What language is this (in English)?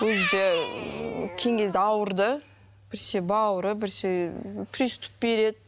Kazakh